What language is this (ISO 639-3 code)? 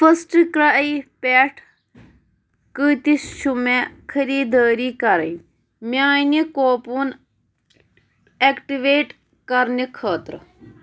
kas